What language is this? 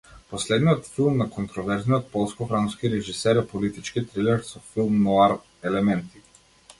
Macedonian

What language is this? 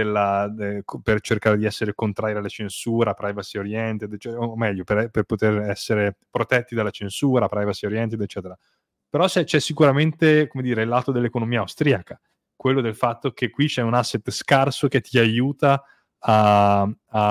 Italian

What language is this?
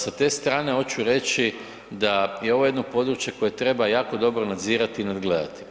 Croatian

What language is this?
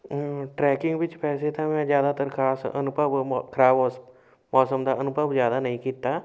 Punjabi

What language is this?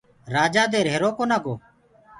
Gurgula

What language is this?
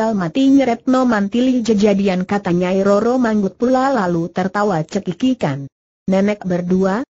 Indonesian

